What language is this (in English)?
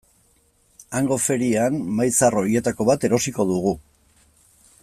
Basque